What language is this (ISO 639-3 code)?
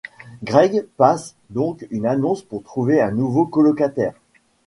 fra